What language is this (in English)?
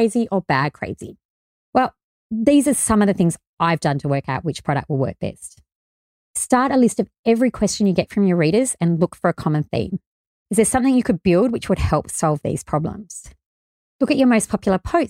English